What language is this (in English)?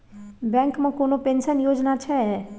Maithili